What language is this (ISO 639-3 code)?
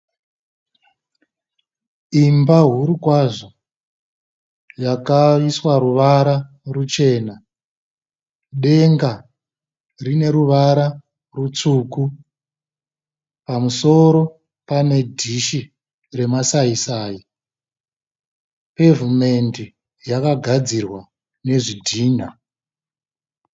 sna